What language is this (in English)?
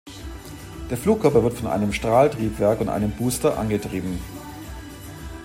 German